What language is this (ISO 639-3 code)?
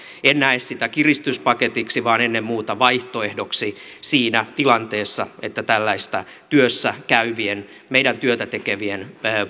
fin